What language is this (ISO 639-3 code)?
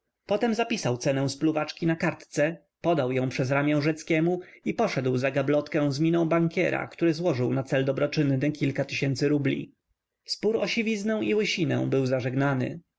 pol